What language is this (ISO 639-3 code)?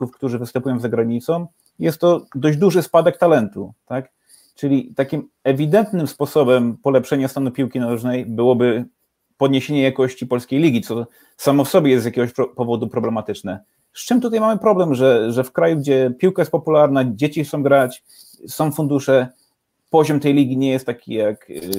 pol